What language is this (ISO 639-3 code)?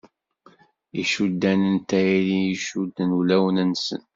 kab